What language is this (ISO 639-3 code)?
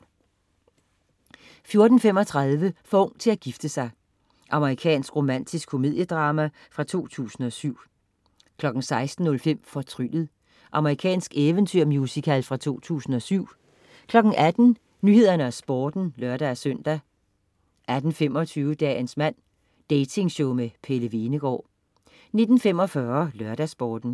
dan